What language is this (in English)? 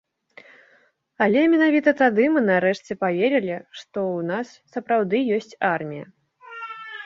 Belarusian